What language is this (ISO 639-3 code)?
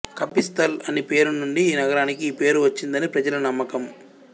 tel